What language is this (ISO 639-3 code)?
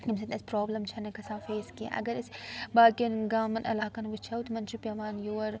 kas